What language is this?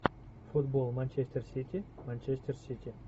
Russian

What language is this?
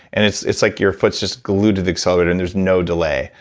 English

